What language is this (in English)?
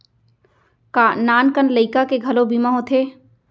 Chhattisgarhi